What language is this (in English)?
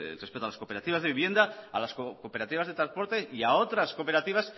Spanish